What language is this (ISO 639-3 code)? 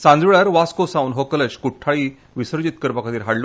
kok